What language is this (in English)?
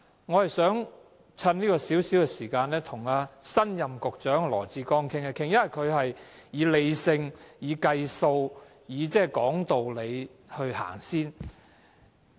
Cantonese